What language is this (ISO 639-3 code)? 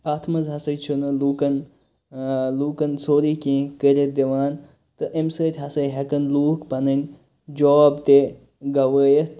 kas